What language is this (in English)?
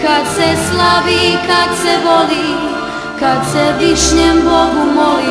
Greek